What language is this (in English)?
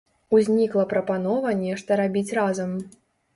Belarusian